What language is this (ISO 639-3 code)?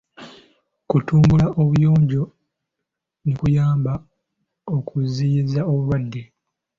lug